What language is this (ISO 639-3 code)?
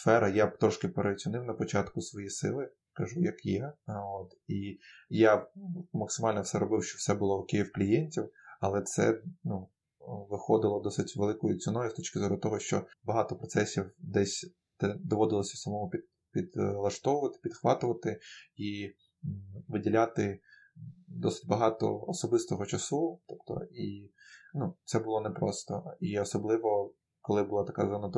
ukr